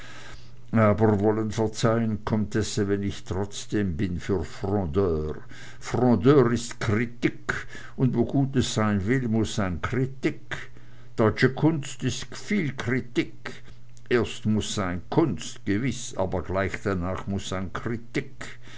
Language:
German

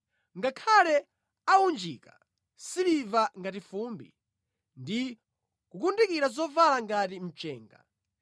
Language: Nyanja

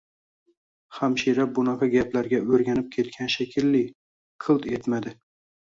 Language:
Uzbek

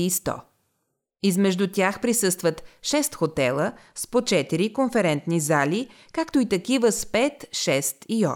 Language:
Bulgarian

